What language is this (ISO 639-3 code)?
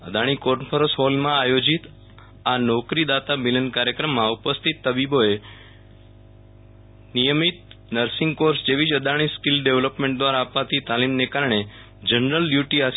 guj